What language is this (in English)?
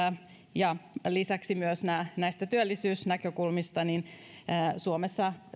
Finnish